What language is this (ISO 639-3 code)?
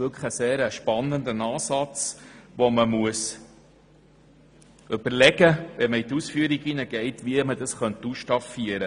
gsw